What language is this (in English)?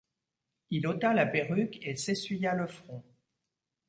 French